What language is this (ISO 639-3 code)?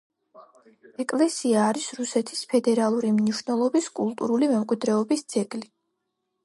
kat